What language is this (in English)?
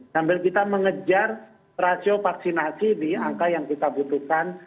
Indonesian